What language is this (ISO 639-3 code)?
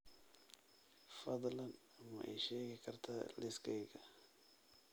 som